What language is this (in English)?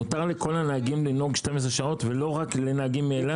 Hebrew